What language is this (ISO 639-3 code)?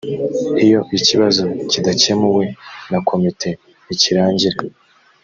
kin